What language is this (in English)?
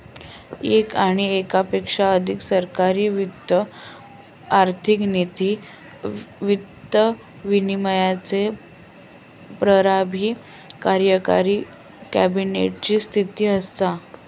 Marathi